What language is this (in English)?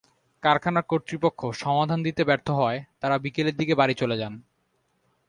Bangla